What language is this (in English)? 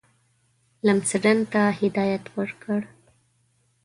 Pashto